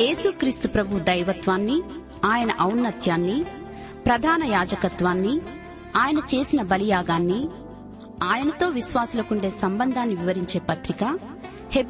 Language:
Telugu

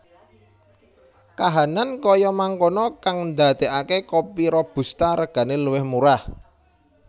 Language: Javanese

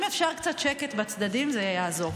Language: Hebrew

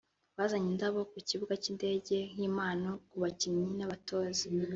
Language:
Kinyarwanda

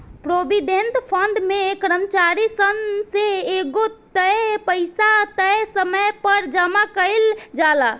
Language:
Bhojpuri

